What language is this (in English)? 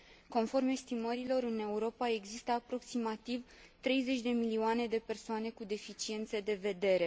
Romanian